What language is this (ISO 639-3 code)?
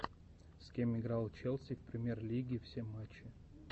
rus